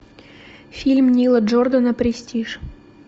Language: Russian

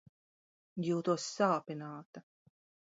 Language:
Latvian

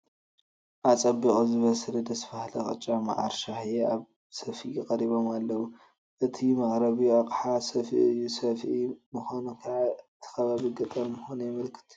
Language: Tigrinya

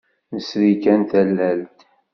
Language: Kabyle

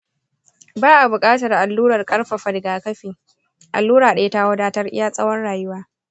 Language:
Hausa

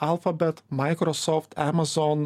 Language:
Lithuanian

